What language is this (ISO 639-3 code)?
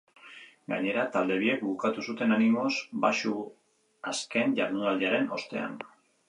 eus